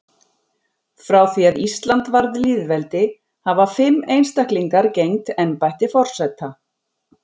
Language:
Icelandic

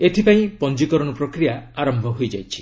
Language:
Odia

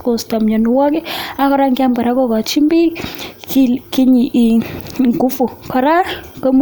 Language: Kalenjin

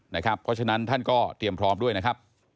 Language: Thai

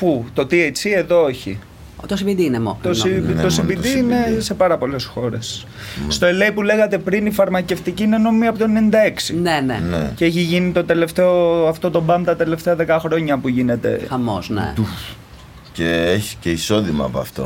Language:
Greek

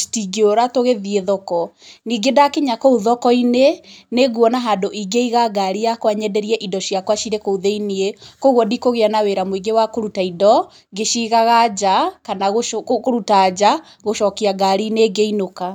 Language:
Kikuyu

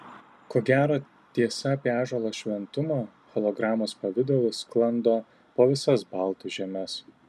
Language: Lithuanian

